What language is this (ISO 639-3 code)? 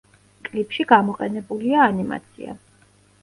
kat